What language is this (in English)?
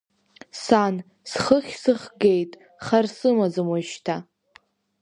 Abkhazian